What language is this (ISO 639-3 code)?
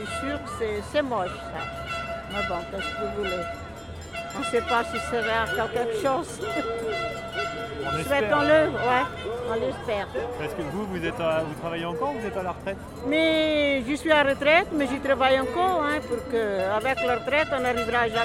fra